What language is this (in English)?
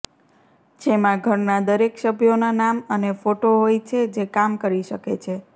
Gujarati